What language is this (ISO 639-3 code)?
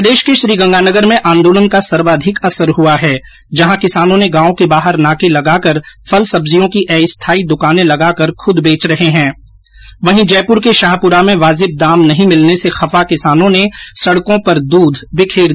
hin